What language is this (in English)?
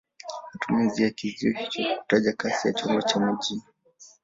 Swahili